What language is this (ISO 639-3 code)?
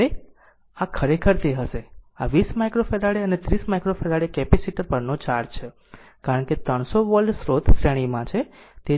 guj